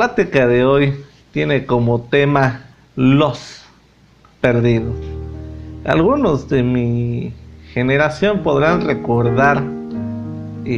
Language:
Spanish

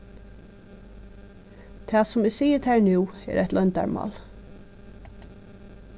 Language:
Faroese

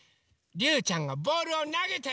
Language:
Japanese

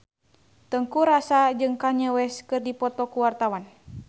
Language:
Sundanese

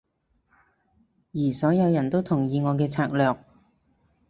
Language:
Cantonese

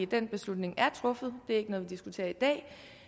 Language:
Danish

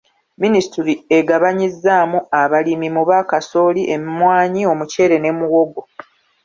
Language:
Ganda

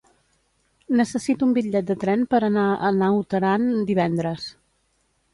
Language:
Catalan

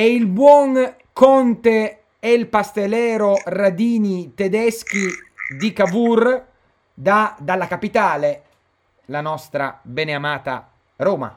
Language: Italian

